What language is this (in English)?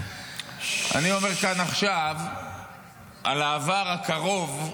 Hebrew